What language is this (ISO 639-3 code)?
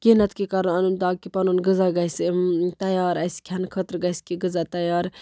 kas